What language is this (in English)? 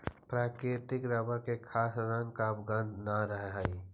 Magahi